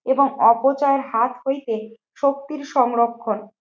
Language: Bangla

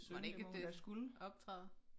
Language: Danish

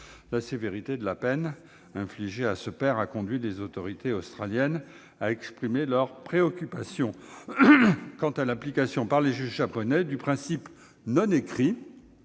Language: French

